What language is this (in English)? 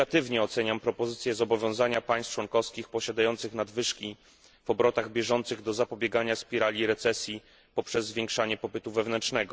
Polish